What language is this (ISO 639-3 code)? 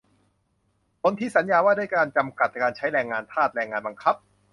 tha